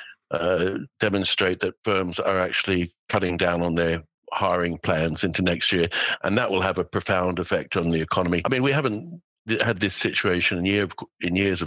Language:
English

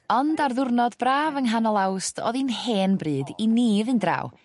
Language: Welsh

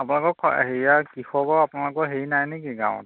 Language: Assamese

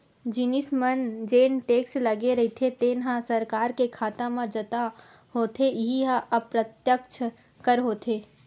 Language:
Chhattisgarhi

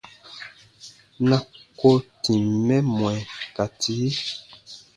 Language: Baatonum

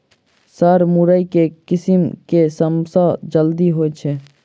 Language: Maithili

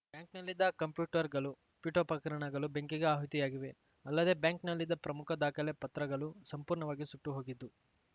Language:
Kannada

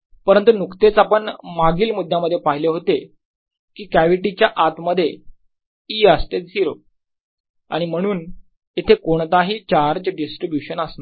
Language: Marathi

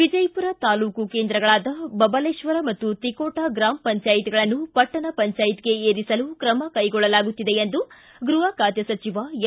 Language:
Kannada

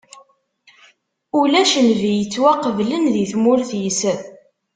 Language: Kabyle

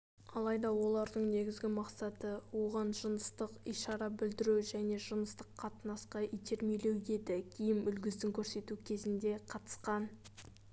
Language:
Kazakh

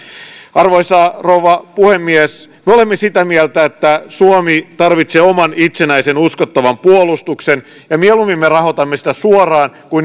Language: Finnish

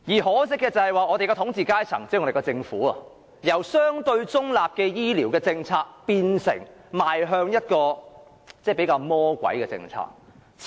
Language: Cantonese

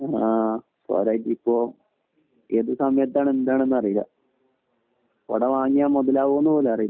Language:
Malayalam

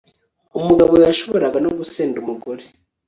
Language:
Kinyarwanda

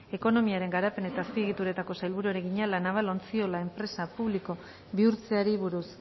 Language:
Basque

